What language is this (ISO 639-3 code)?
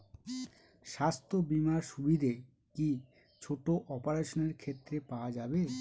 ben